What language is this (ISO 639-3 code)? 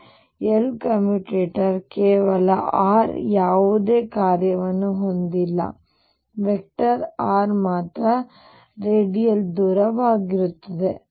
kan